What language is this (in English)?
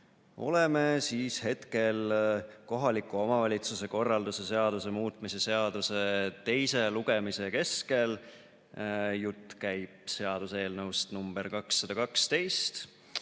Estonian